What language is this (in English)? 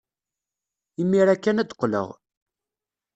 Kabyle